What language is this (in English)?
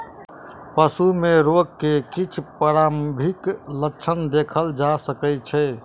Maithili